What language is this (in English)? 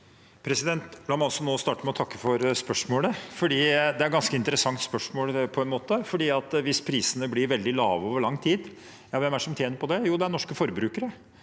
Norwegian